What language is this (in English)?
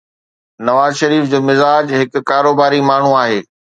Sindhi